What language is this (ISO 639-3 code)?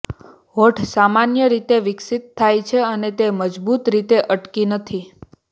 guj